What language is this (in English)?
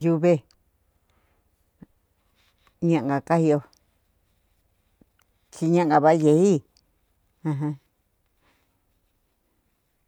Cuyamecalco Mixtec